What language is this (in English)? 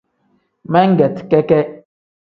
Tem